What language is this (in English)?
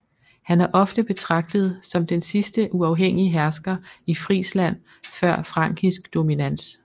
Danish